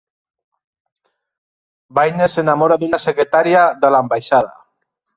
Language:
Catalan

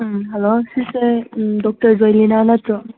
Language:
Manipuri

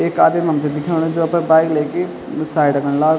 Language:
Garhwali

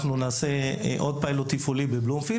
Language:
Hebrew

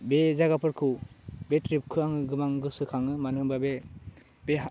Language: Bodo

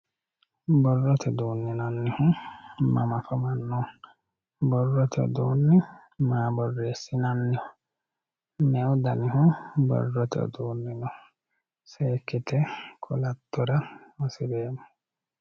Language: Sidamo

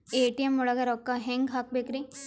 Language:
Kannada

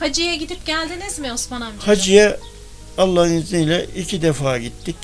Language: Turkish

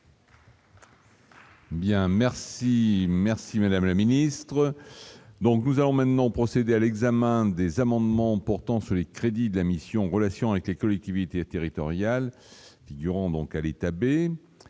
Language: French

